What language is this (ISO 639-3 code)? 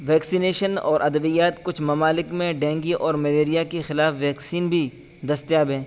urd